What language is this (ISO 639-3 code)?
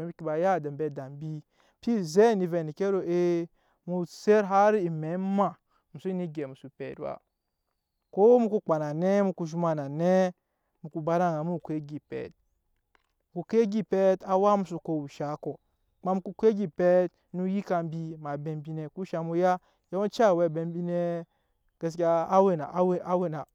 yes